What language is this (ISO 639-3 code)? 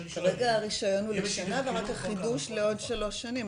heb